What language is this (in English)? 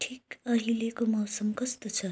Nepali